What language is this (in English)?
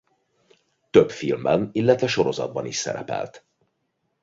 Hungarian